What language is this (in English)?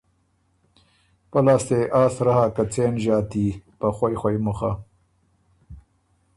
Ormuri